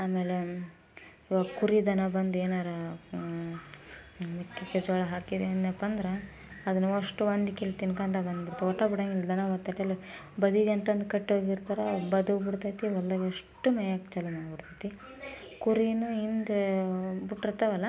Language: Kannada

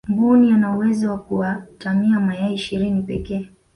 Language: Swahili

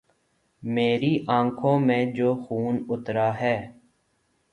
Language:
Urdu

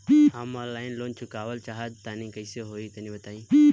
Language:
Bhojpuri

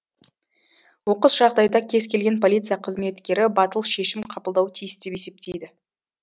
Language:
Kazakh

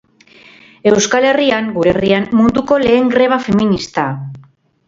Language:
Basque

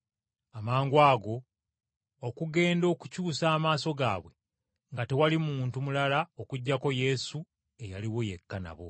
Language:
Ganda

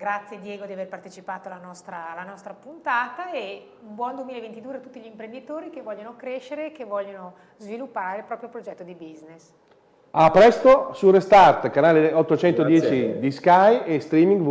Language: Italian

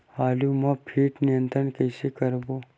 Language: Chhattisgarhi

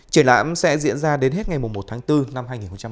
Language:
Vietnamese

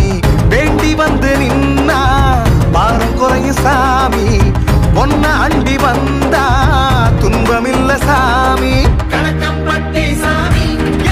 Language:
Thai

